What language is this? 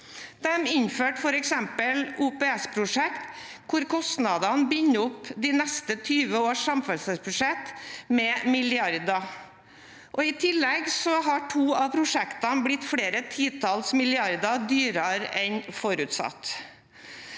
Norwegian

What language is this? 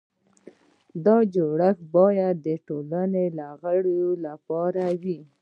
Pashto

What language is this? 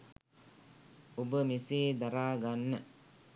Sinhala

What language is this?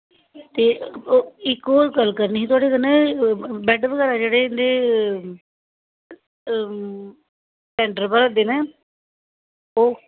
Dogri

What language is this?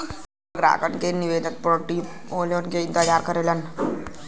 Bhojpuri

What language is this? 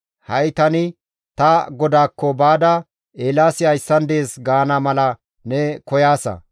Gamo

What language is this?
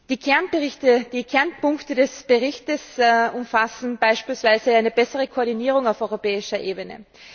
German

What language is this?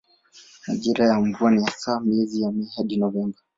Swahili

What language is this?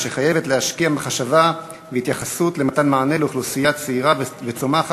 Hebrew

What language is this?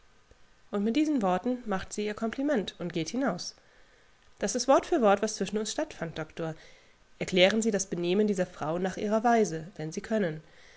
German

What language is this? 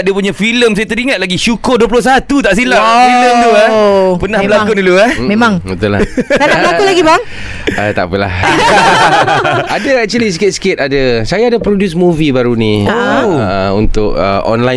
Malay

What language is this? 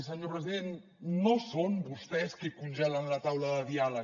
Catalan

